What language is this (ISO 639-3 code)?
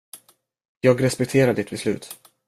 swe